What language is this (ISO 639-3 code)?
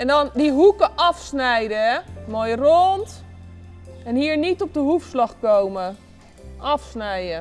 nld